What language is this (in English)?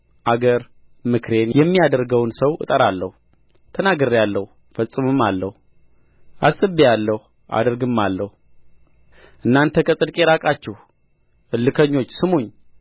Amharic